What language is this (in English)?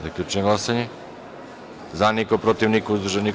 Serbian